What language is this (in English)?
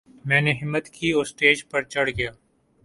Urdu